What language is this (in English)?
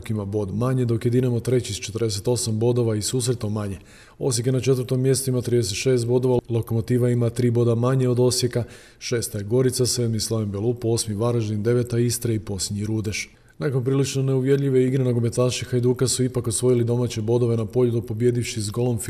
Croatian